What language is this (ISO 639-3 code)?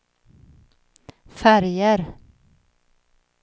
swe